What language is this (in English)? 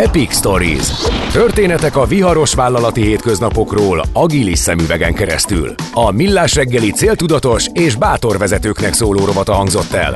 Hungarian